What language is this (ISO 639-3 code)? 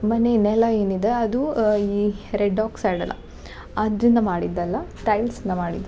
kan